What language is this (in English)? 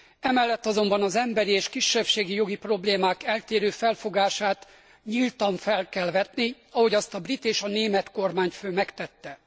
Hungarian